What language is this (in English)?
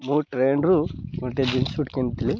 Odia